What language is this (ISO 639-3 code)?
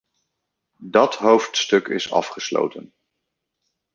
nld